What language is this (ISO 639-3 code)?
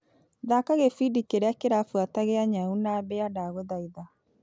kik